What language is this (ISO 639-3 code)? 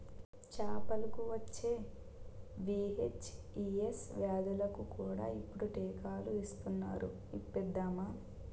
tel